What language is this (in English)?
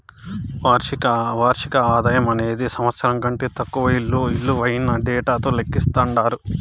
Telugu